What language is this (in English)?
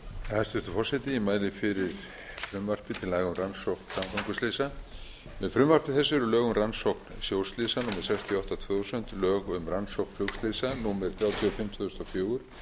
Icelandic